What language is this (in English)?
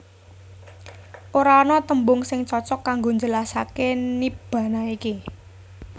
Javanese